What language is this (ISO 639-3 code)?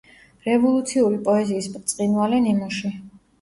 kat